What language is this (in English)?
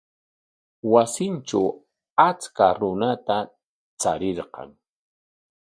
Corongo Ancash Quechua